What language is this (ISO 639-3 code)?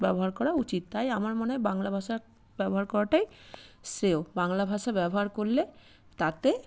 ben